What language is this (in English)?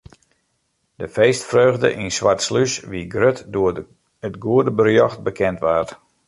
Western Frisian